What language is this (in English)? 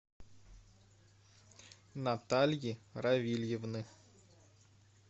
Russian